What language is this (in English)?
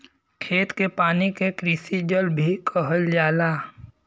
Bhojpuri